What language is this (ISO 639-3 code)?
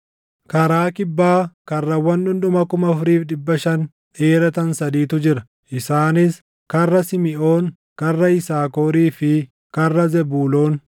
orm